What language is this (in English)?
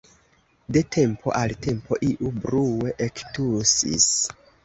Esperanto